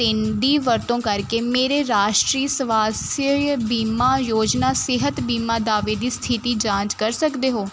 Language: Punjabi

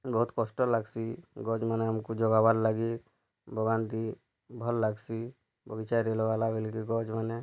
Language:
Odia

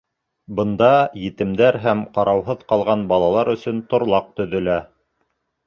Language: Bashkir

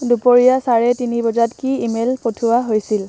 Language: Assamese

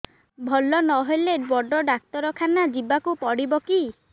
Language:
Odia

